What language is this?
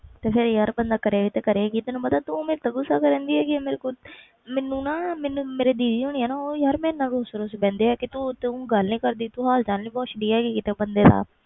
Punjabi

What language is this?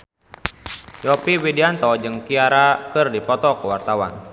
Sundanese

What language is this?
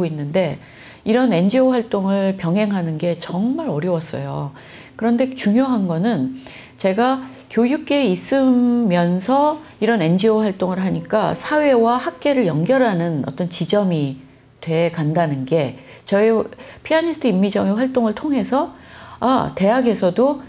Korean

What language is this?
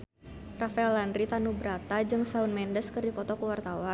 Sundanese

